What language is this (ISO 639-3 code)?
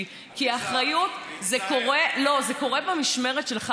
heb